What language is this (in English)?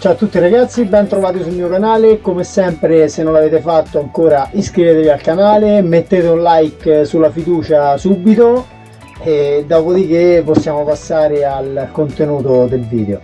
Italian